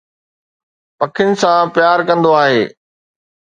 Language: Sindhi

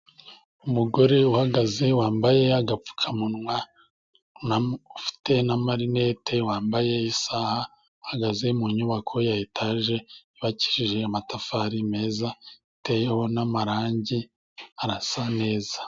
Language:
Kinyarwanda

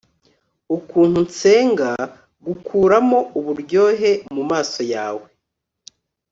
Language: Kinyarwanda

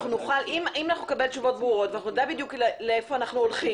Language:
Hebrew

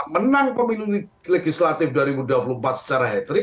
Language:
Indonesian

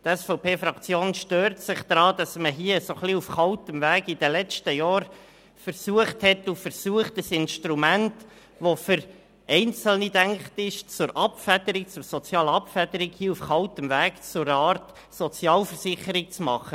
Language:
Swiss German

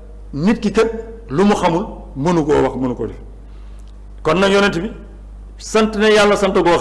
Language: Turkish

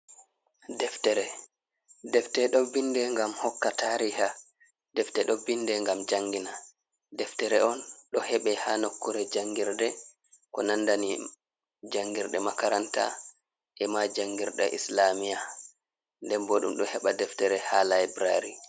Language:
Fula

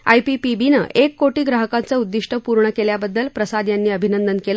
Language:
Marathi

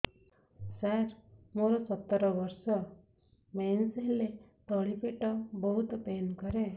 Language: Odia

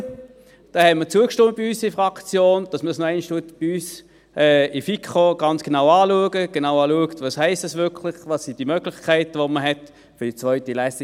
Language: Swiss German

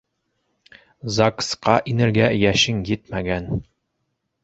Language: Bashkir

